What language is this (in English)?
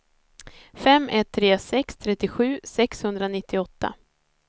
Swedish